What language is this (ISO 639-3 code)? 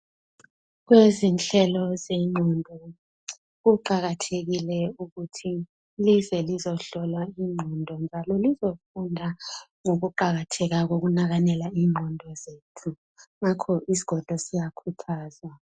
nde